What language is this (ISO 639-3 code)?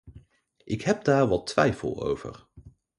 nld